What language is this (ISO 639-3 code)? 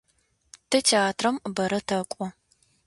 ady